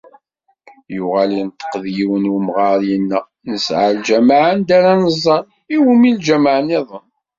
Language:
Kabyle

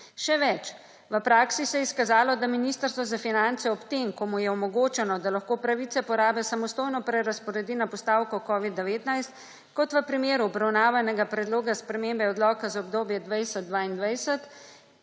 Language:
Slovenian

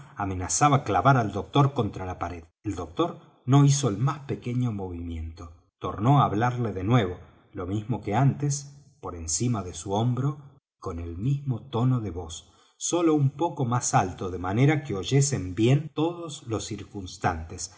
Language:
Spanish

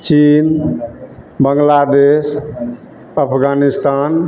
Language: Maithili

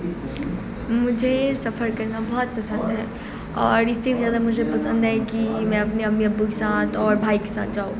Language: Urdu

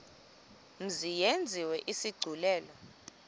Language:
Xhosa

